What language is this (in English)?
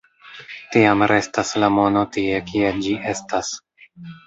Esperanto